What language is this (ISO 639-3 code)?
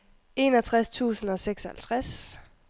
dan